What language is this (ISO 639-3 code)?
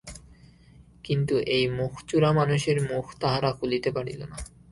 ben